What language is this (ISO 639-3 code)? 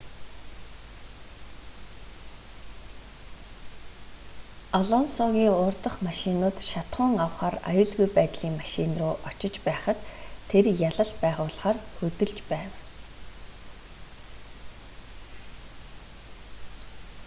mon